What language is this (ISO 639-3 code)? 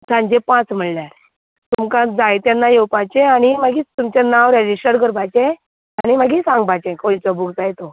kok